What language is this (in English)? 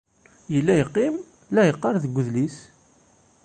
Kabyle